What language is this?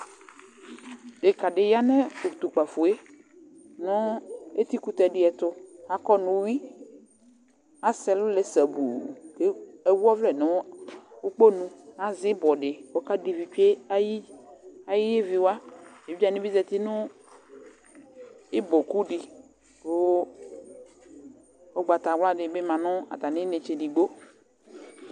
Ikposo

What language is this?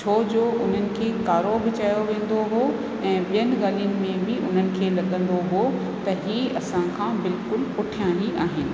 Sindhi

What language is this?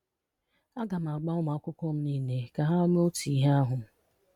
Igbo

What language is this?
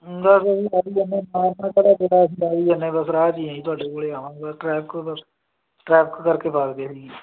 Punjabi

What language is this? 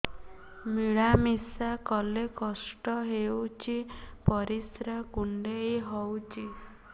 Odia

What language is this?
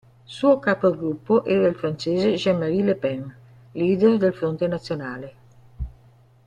Italian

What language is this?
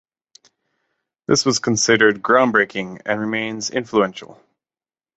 English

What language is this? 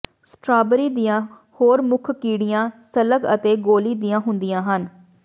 Punjabi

